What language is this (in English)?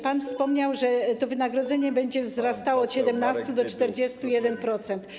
Polish